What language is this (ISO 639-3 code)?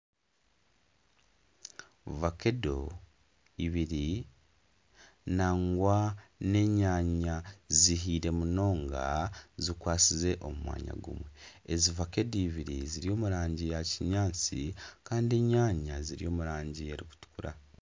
nyn